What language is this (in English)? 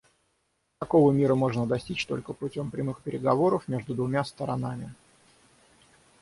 Russian